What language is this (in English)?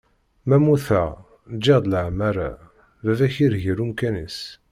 Kabyle